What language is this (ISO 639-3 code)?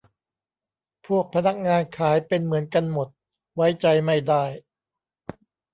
tha